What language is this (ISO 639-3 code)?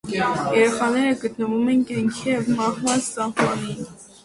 hye